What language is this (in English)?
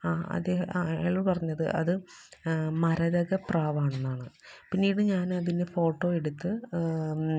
Malayalam